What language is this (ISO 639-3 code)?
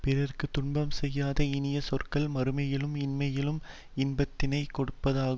tam